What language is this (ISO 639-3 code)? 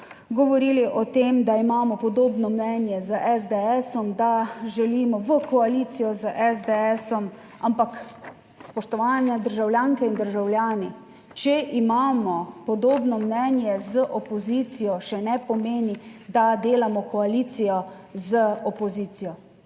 slv